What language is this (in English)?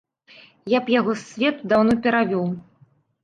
Belarusian